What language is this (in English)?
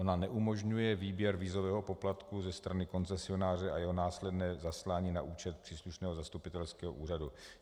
Czech